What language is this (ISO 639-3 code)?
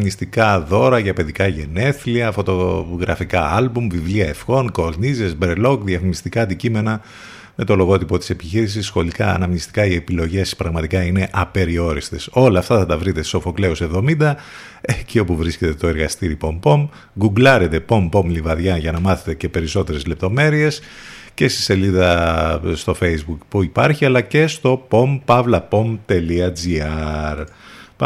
ell